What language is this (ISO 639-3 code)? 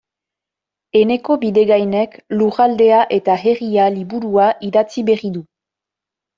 eus